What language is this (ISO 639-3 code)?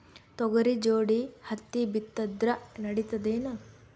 kan